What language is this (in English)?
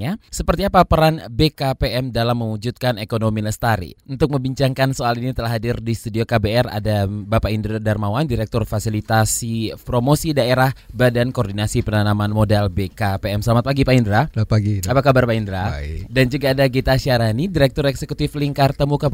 Indonesian